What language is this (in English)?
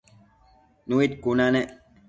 Matsés